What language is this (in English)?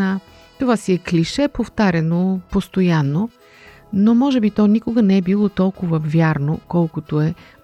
Bulgarian